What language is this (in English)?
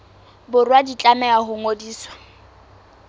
Southern Sotho